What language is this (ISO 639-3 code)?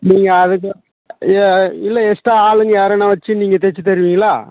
tam